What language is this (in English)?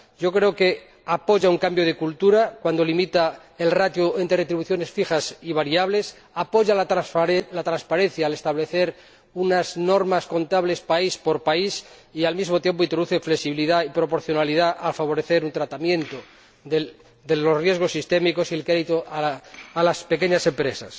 Spanish